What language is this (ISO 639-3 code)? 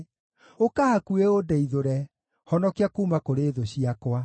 kik